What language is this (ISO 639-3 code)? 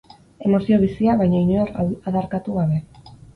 eus